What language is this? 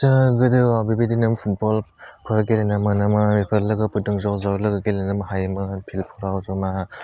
Bodo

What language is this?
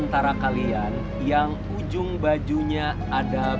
Indonesian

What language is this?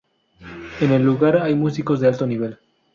Spanish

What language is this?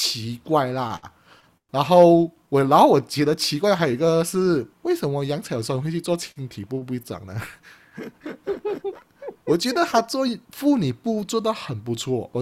Chinese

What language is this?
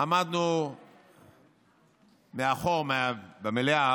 Hebrew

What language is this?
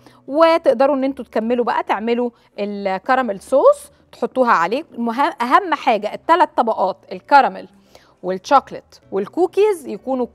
Arabic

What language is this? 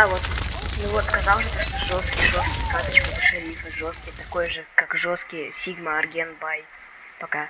Russian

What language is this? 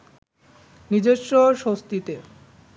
Bangla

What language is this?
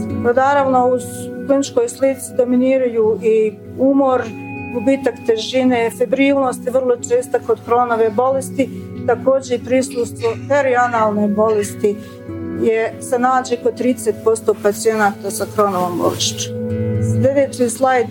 Croatian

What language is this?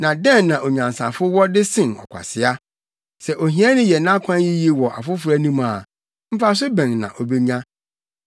Akan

